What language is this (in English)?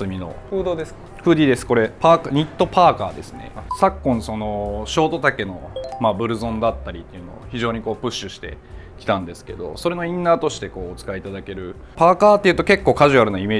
Japanese